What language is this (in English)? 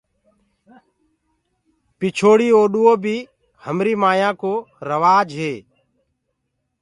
Gurgula